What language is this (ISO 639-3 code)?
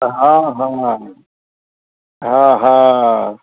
mai